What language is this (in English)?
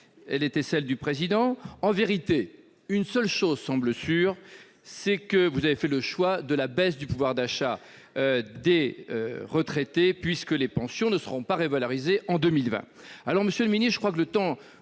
French